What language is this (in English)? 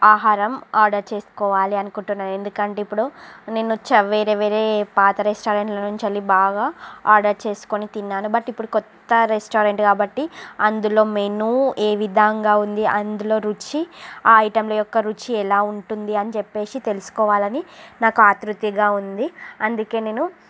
Telugu